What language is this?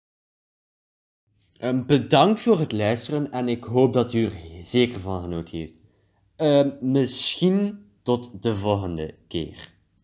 Dutch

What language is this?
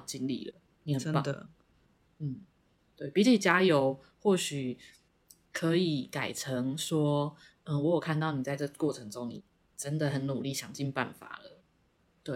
Chinese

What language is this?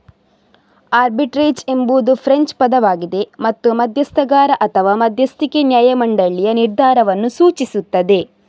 Kannada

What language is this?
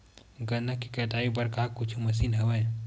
Chhattisgarhi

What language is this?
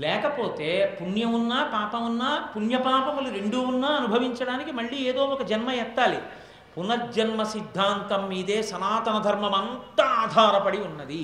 Telugu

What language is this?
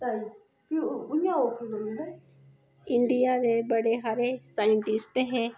Dogri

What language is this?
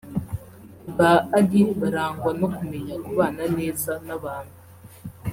Kinyarwanda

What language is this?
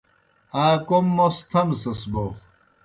Kohistani Shina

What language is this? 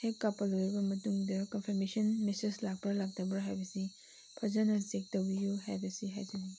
Manipuri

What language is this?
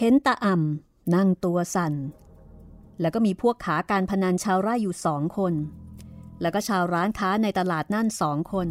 Thai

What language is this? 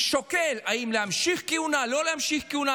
Hebrew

